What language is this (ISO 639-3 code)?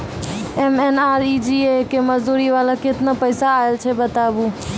mai